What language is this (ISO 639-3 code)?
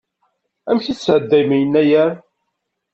kab